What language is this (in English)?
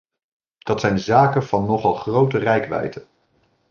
Dutch